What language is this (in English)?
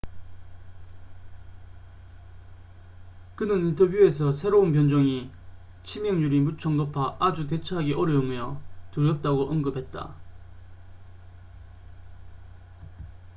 Korean